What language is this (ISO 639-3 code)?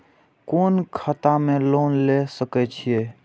mai